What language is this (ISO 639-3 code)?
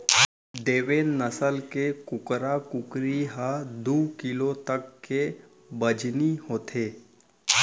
hne